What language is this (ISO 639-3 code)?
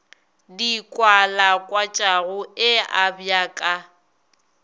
nso